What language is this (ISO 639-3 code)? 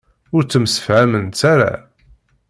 kab